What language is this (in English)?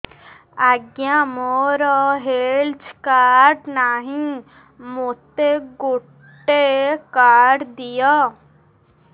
Odia